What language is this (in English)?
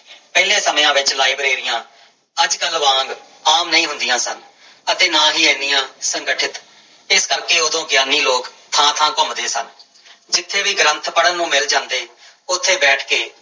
Punjabi